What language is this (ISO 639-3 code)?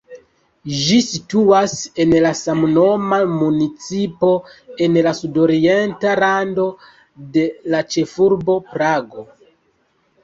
epo